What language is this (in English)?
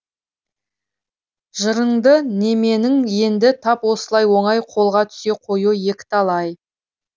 Kazakh